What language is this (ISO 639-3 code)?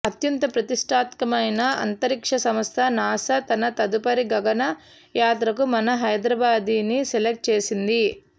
tel